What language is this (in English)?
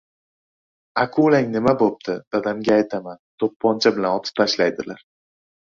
Uzbek